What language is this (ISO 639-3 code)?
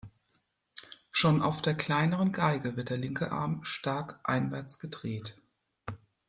deu